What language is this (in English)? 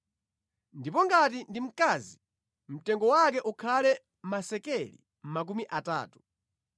Nyanja